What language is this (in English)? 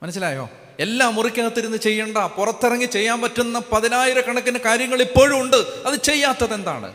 Malayalam